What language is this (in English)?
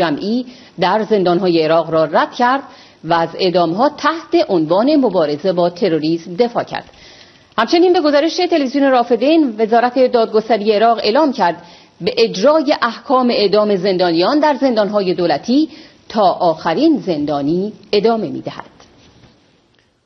Persian